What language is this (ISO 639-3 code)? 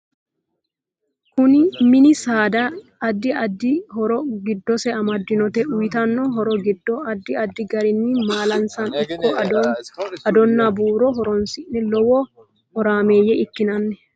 sid